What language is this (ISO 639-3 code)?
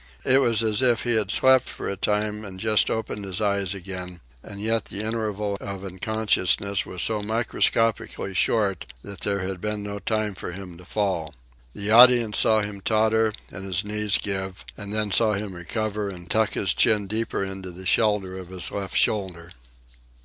eng